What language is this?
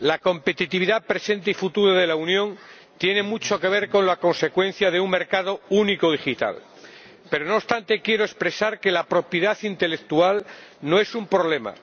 Spanish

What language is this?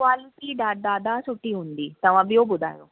Sindhi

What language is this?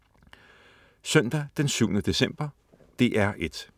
Danish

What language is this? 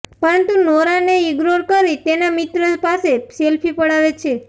Gujarati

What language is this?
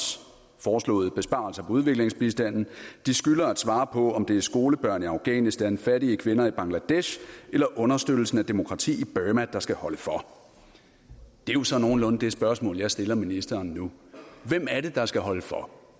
Danish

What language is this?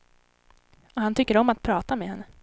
Swedish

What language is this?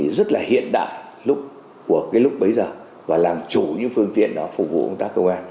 Vietnamese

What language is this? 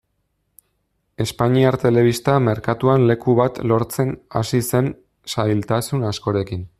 Basque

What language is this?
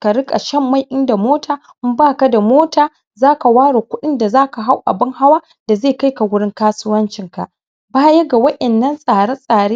Hausa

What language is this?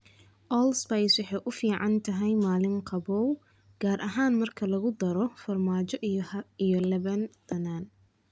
Somali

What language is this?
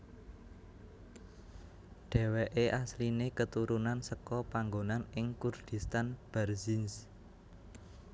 Javanese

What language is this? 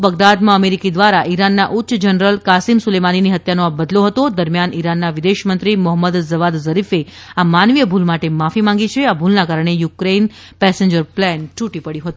Gujarati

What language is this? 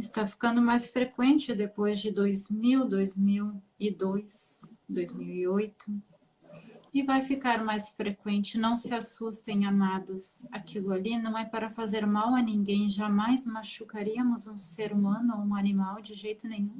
Portuguese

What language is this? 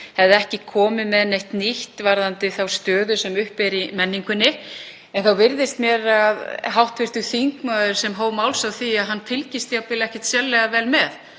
Icelandic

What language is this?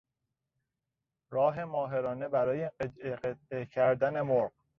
Persian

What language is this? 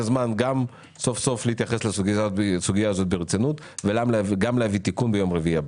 Hebrew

